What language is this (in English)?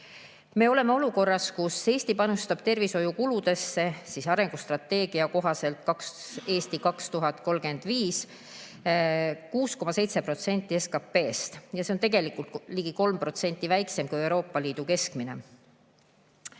Estonian